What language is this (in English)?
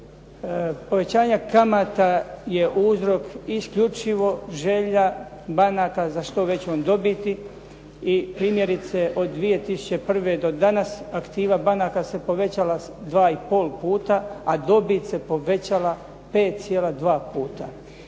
Croatian